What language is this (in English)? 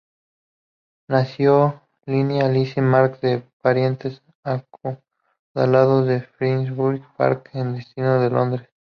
Spanish